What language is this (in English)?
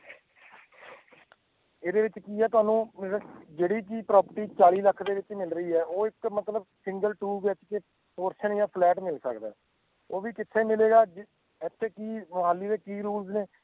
Punjabi